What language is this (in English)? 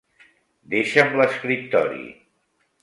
Catalan